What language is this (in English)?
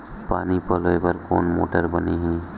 Chhattisgarhi